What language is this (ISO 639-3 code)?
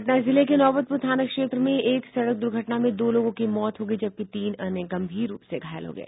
hin